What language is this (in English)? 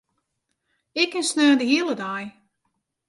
Western Frisian